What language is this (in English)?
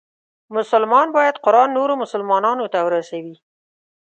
Pashto